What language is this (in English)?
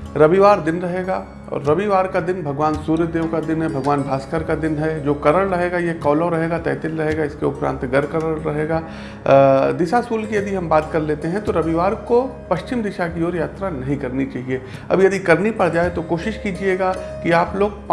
Hindi